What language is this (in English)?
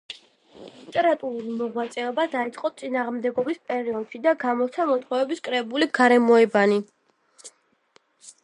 Georgian